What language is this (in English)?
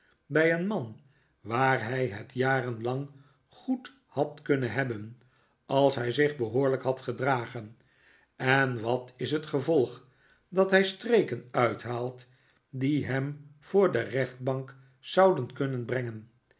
Dutch